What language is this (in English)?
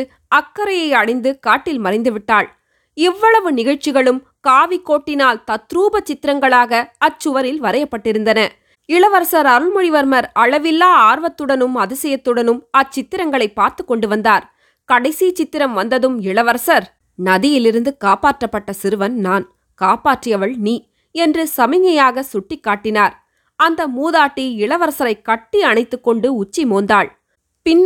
Tamil